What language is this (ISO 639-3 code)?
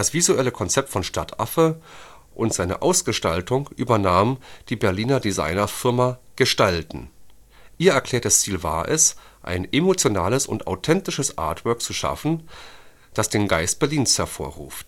deu